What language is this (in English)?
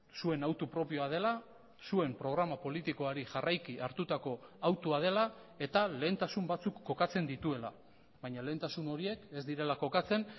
Basque